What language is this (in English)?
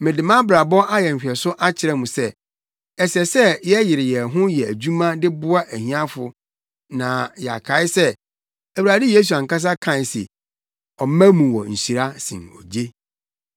Akan